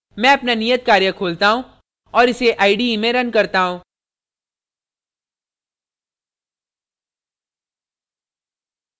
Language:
Hindi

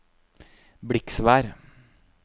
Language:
Norwegian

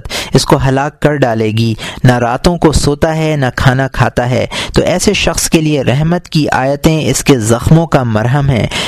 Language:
Urdu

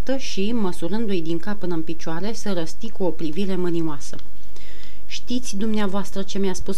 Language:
Romanian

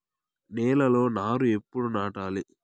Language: Telugu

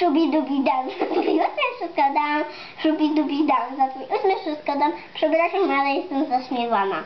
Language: Polish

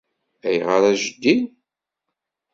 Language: Kabyle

